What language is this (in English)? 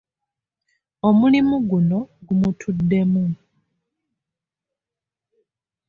Ganda